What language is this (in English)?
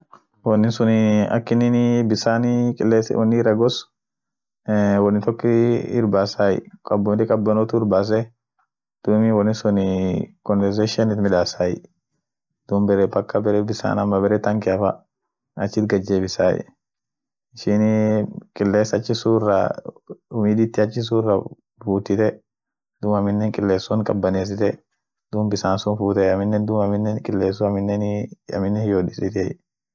Orma